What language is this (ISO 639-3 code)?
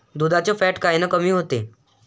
mar